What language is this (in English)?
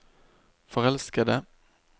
Norwegian